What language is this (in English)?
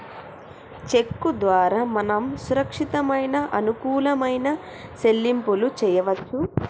Telugu